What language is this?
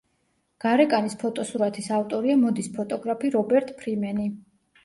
Georgian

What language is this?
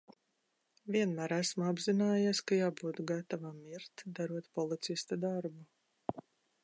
Latvian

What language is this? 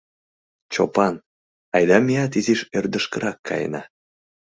Mari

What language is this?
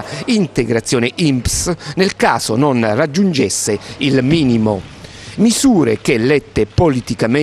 Italian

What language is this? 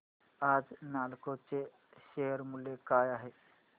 Marathi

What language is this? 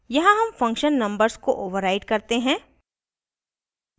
Hindi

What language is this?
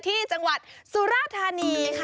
Thai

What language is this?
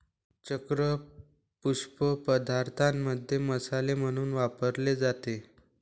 Marathi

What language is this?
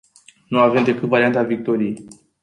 Romanian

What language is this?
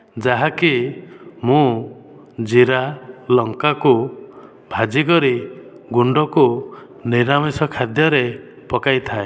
Odia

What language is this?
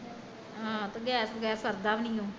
Punjabi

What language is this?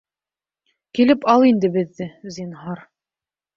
Bashkir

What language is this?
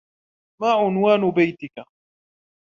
Arabic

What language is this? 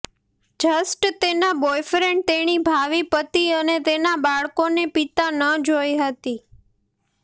Gujarati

